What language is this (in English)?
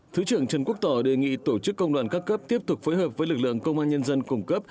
Vietnamese